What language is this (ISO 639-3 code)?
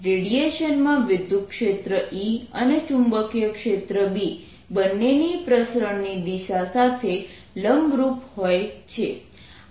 guj